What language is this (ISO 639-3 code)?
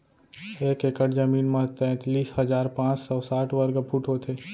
hne